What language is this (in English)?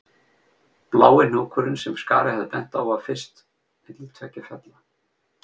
Icelandic